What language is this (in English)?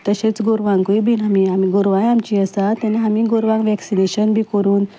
Konkani